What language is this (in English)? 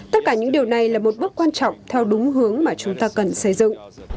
Vietnamese